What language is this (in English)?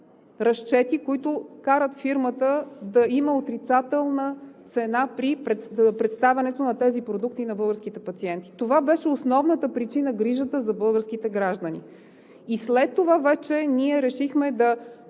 Bulgarian